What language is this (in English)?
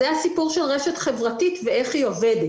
Hebrew